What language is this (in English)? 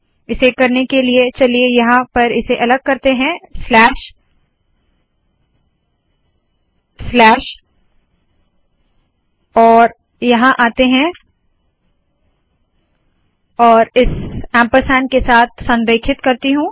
Hindi